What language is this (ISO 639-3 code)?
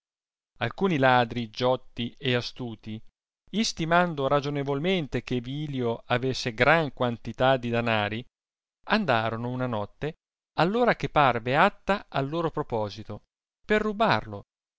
ita